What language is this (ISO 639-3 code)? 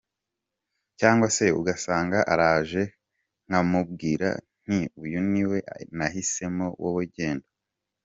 kin